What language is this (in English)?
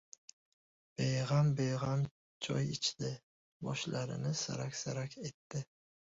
Uzbek